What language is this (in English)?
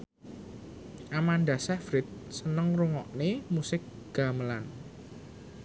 Javanese